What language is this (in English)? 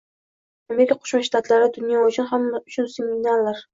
Uzbek